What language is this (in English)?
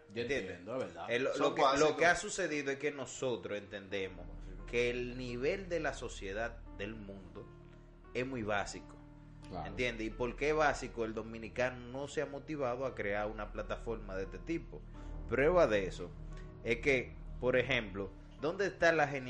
Spanish